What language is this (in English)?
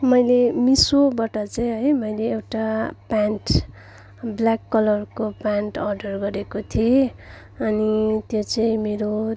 Nepali